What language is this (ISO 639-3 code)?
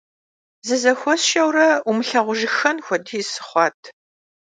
kbd